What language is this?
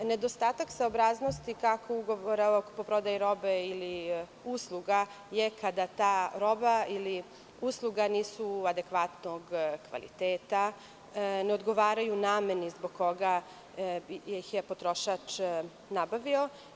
Serbian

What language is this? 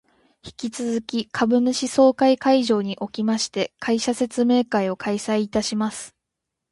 Japanese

